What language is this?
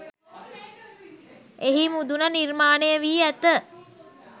Sinhala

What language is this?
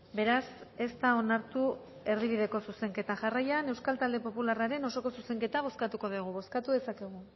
Basque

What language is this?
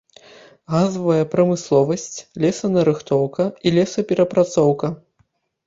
Belarusian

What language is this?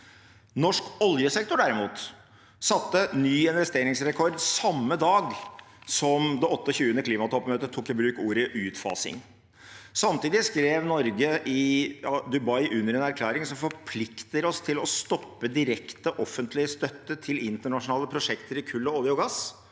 Norwegian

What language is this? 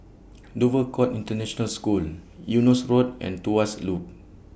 English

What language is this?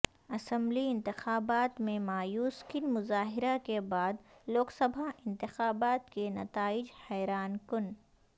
Urdu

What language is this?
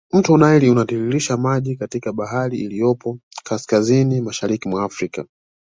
Swahili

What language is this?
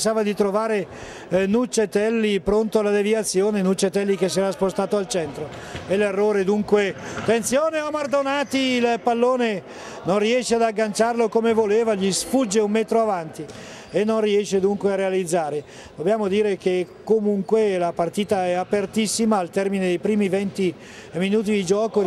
Italian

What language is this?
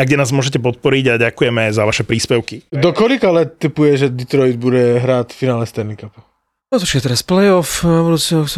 Slovak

